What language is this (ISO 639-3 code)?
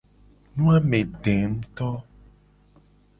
gej